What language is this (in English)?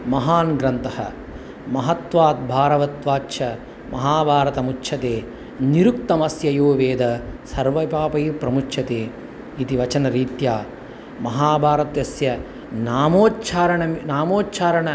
Sanskrit